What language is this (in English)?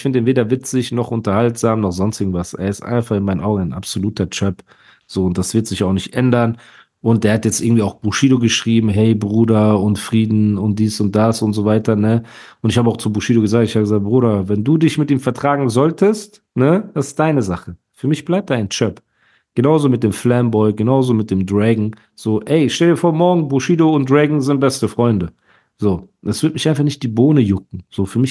German